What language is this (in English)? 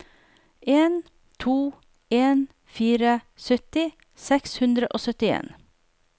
Norwegian